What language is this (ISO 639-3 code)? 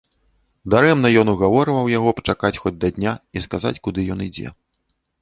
bel